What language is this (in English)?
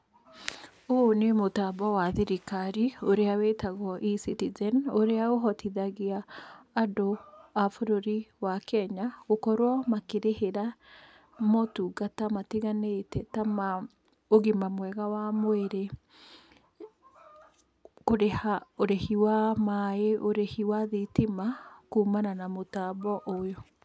Kikuyu